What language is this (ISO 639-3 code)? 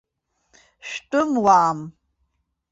abk